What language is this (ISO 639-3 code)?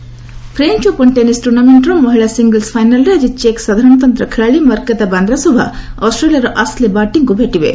ori